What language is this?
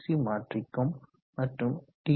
Tamil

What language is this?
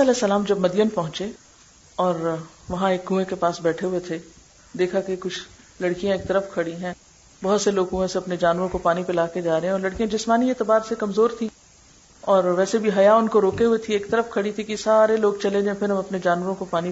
Urdu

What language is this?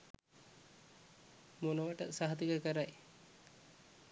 Sinhala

